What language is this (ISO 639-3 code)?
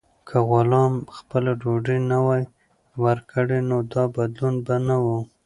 pus